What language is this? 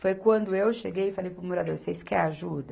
Portuguese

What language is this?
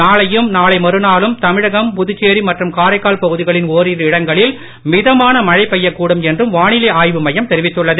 Tamil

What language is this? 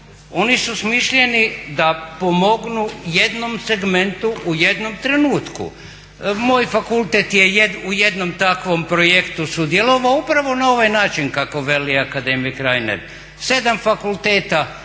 Croatian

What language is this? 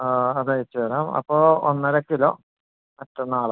Malayalam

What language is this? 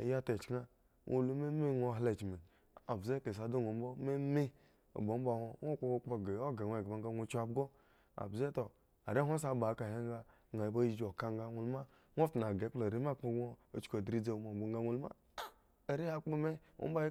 Eggon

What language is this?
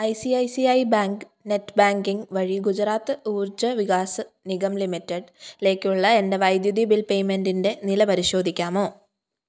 Malayalam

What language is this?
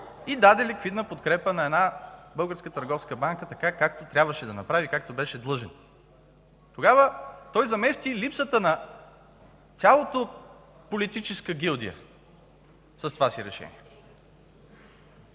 Bulgarian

